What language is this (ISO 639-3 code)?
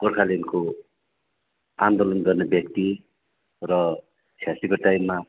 nep